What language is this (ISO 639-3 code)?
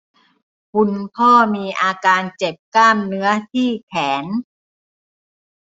tha